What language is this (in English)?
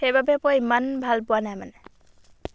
Assamese